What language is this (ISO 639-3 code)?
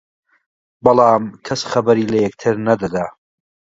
ckb